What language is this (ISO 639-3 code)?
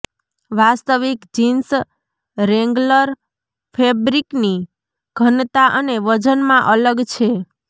guj